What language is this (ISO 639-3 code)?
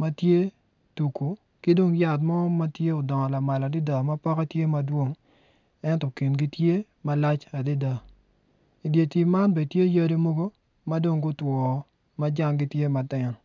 ach